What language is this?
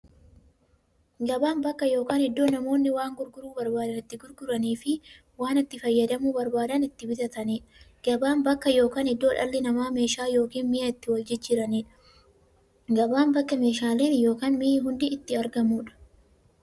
Oromo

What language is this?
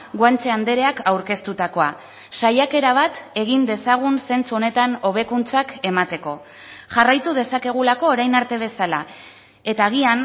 Basque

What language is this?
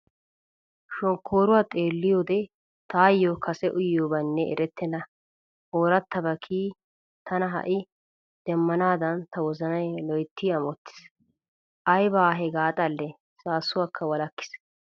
Wolaytta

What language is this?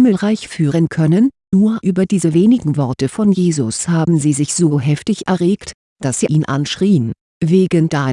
German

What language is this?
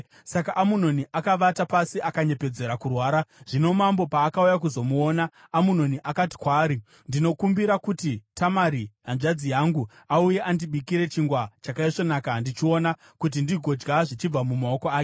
Shona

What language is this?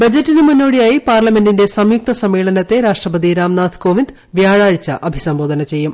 Malayalam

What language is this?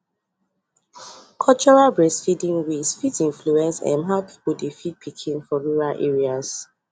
Nigerian Pidgin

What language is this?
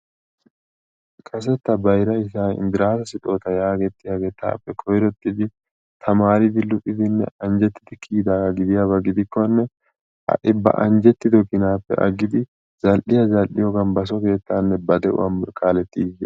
Wolaytta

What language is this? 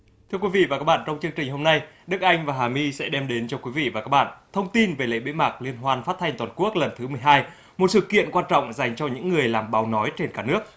Vietnamese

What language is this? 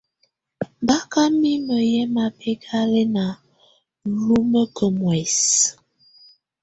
Tunen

